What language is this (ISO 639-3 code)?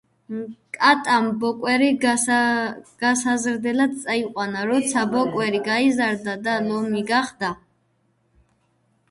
kat